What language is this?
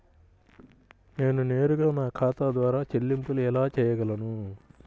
Telugu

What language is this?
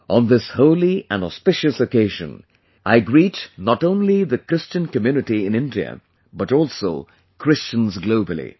English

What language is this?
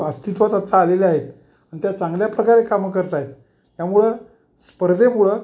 Marathi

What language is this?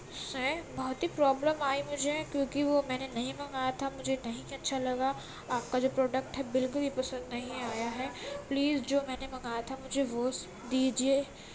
Urdu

